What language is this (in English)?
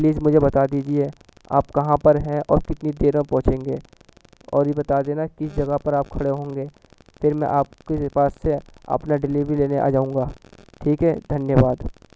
Urdu